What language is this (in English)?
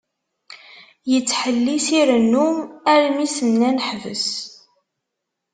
Kabyle